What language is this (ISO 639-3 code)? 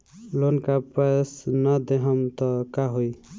bho